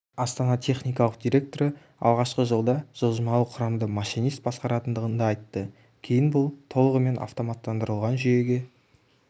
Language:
Kazakh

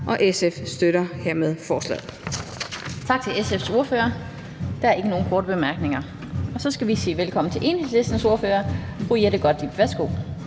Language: Danish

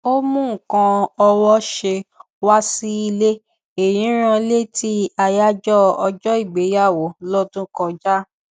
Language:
Yoruba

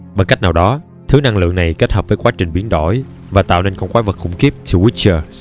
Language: Vietnamese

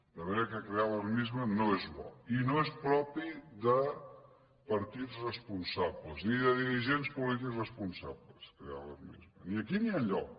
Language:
Catalan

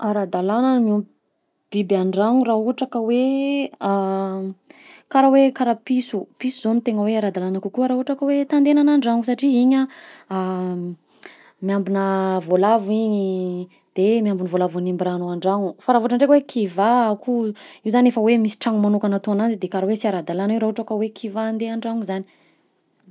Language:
Southern Betsimisaraka Malagasy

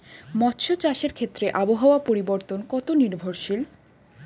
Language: Bangla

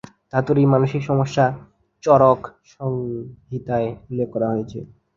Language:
Bangla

